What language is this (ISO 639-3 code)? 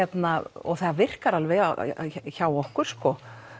isl